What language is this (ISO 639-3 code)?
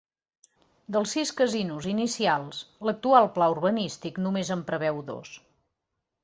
cat